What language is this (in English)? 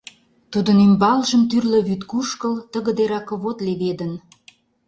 Mari